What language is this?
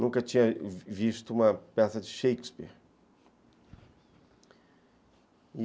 Portuguese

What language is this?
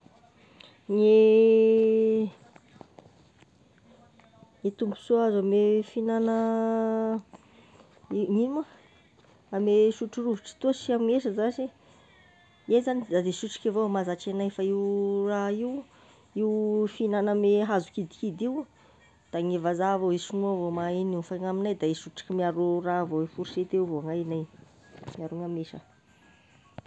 Tesaka Malagasy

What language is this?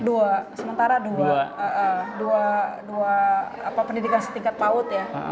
Indonesian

